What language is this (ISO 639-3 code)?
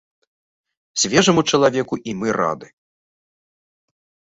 bel